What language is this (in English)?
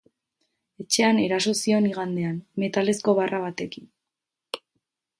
Basque